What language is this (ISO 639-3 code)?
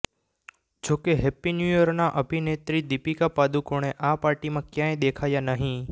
guj